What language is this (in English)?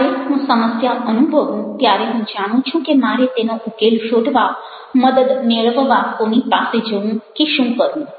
Gujarati